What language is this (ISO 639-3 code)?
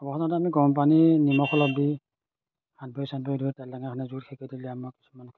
asm